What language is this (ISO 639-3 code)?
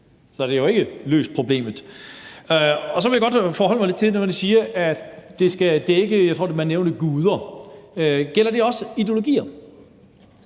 dan